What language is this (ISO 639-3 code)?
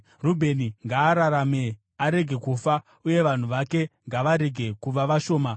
sna